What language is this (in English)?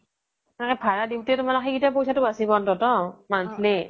Assamese